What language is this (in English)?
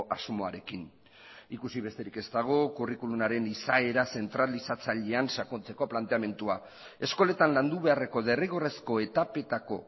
Basque